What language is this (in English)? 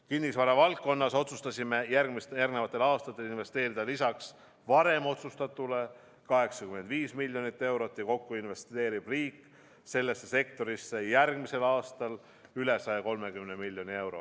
Estonian